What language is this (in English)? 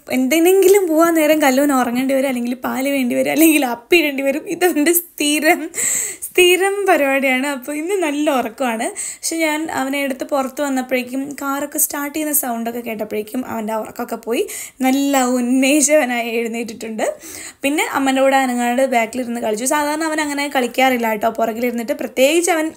Malayalam